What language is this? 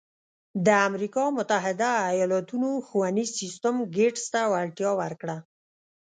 Pashto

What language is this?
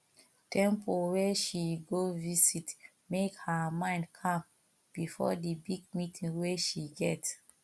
Nigerian Pidgin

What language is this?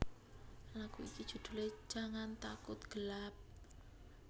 Javanese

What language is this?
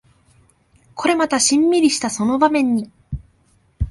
Japanese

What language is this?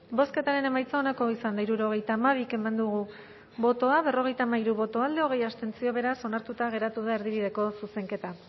Basque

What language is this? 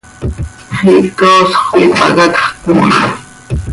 Seri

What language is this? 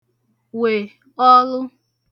Igbo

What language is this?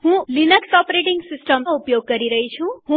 Gujarati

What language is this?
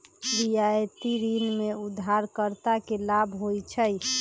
Magahi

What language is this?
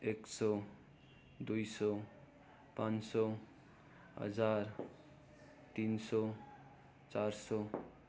Nepali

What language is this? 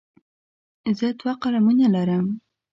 Pashto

